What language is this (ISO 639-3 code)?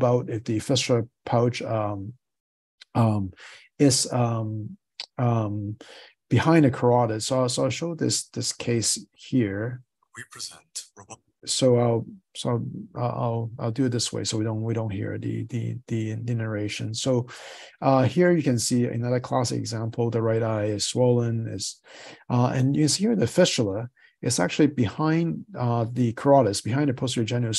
eng